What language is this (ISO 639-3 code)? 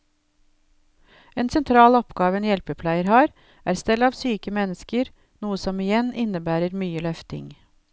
nor